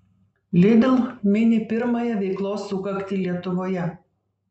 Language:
Lithuanian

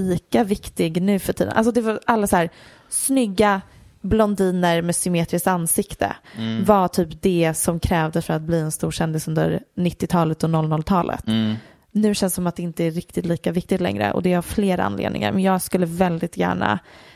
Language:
Swedish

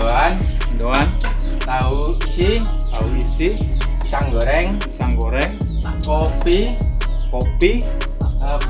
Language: Indonesian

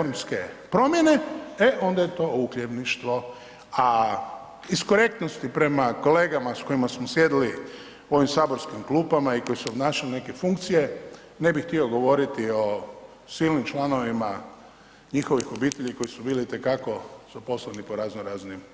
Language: Croatian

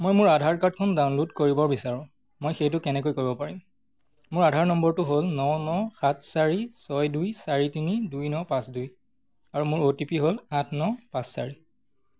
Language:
Assamese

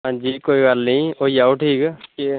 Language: Dogri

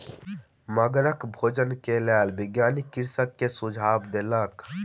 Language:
Maithili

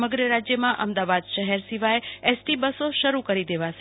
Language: Gujarati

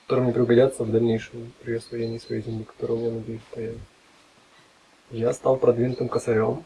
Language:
Russian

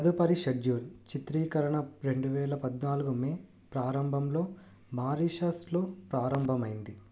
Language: Telugu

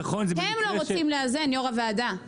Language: Hebrew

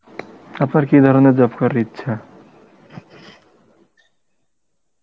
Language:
Bangla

